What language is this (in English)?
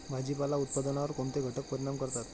Marathi